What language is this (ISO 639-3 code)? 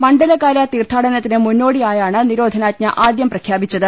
mal